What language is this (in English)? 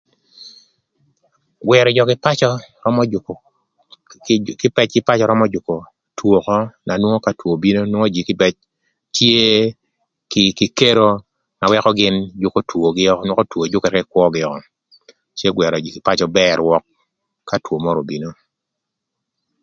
Thur